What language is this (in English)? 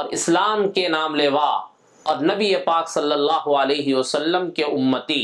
Arabic